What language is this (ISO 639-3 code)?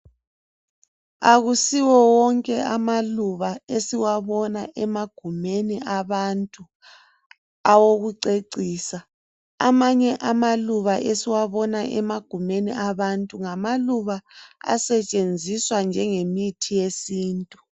nde